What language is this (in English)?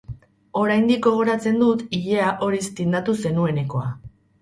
Basque